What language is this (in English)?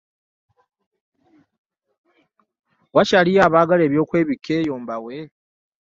Ganda